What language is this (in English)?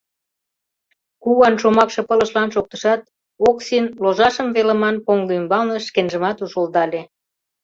Mari